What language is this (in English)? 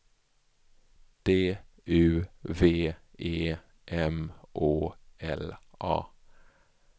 Swedish